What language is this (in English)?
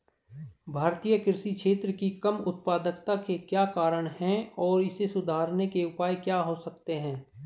Hindi